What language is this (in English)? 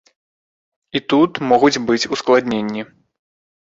Belarusian